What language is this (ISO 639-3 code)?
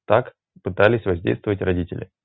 rus